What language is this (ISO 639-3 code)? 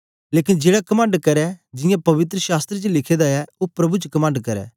doi